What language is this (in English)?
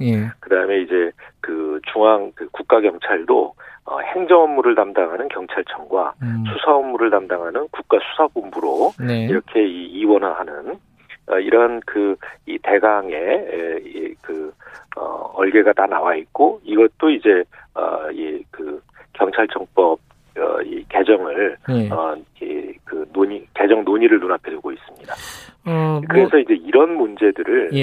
Korean